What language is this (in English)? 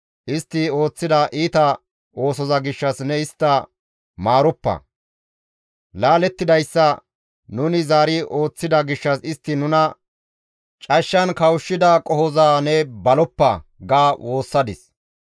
Gamo